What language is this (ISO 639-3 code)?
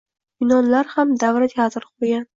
uzb